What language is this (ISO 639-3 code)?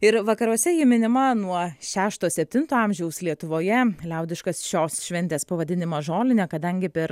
lit